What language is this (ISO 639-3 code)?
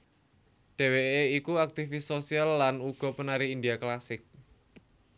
jav